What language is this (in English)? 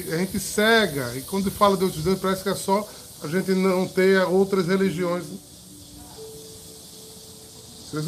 Portuguese